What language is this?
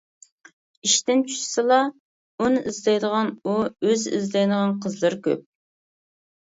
Uyghur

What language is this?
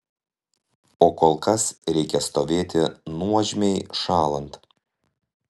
Lithuanian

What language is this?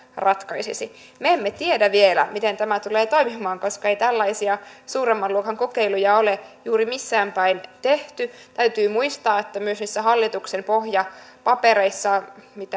Finnish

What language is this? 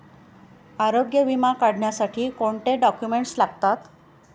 Marathi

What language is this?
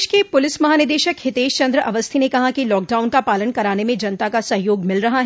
Hindi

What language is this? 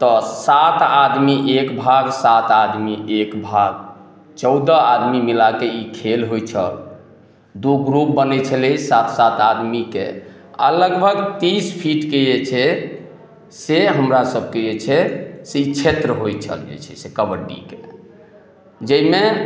Maithili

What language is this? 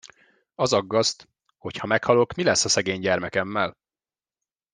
Hungarian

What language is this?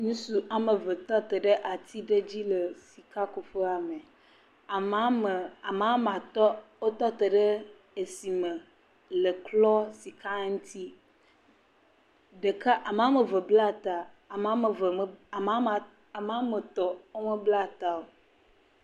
Ewe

